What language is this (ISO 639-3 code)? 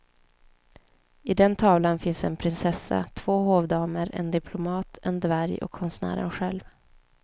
swe